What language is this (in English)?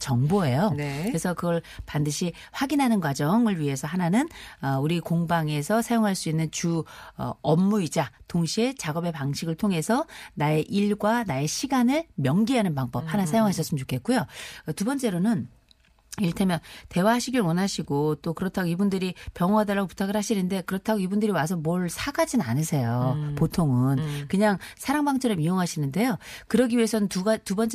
Korean